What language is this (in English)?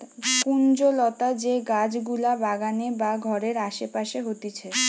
Bangla